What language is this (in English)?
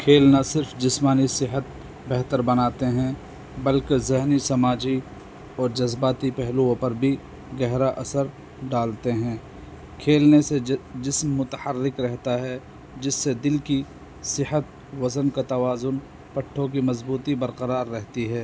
Urdu